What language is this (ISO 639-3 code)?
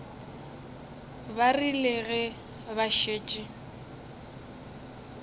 nso